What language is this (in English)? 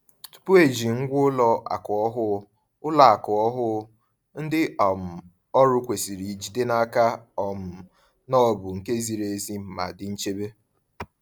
Igbo